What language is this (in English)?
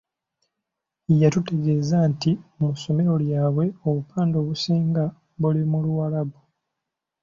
Ganda